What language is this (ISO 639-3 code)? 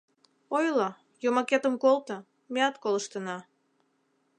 chm